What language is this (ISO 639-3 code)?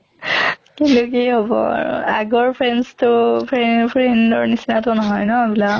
asm